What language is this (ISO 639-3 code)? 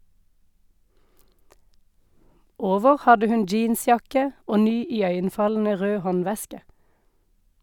nor